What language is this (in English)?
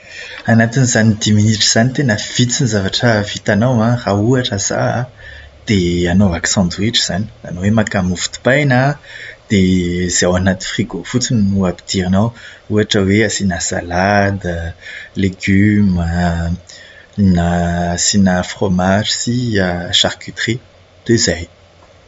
Malagasy